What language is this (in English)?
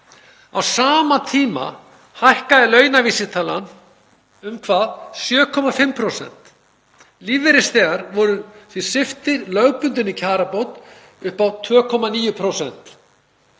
Icelandic